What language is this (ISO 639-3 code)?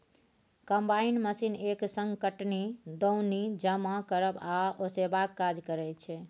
mai